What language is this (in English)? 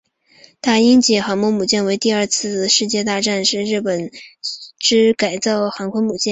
Chinese